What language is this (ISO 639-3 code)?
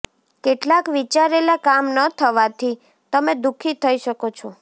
guj